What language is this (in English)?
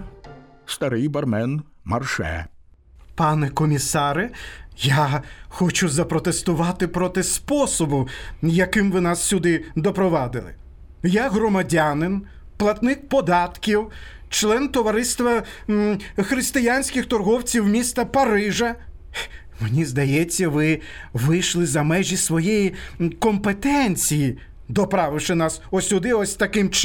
Ukrainian